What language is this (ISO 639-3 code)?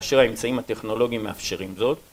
heb